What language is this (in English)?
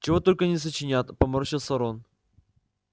Russian